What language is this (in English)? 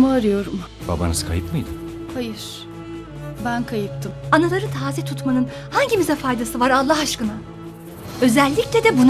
Turkish